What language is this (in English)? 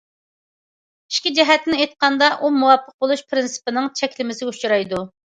Uyghur